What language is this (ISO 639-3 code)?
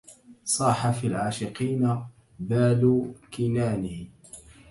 ara